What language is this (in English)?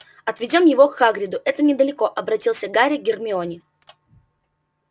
Russian